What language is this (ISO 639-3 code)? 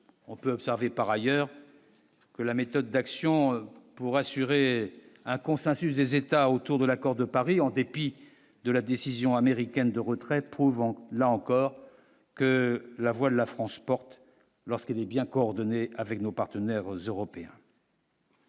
fra